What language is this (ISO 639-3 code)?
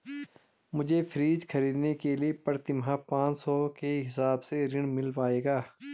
hin